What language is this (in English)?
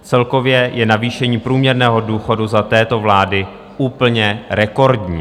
Czech